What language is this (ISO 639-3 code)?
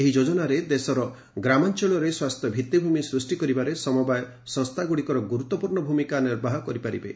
ori